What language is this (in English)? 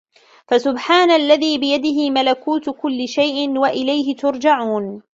Arabic